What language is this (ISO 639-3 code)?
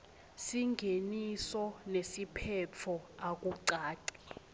ssw